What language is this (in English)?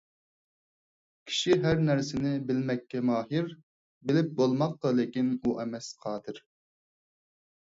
Uyghur